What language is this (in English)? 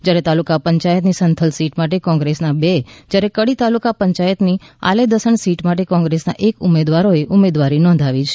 Gujarati